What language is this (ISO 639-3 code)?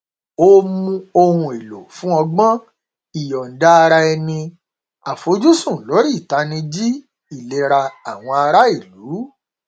yor